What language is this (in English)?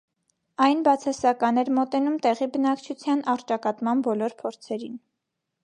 Armenian